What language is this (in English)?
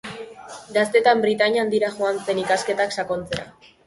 Basque